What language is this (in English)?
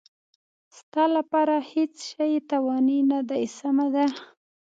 Pashto